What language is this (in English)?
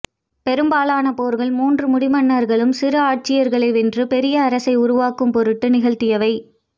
Tamil